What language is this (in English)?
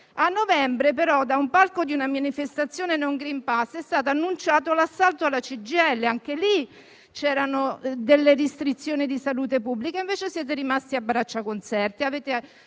Italian